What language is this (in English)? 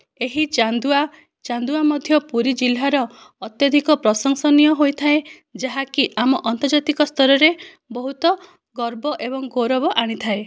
Odia